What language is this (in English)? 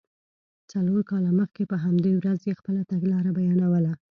Pashto